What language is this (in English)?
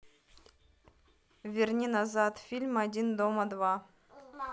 Russian